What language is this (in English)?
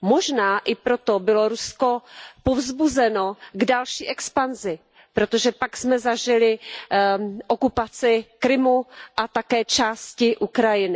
Czech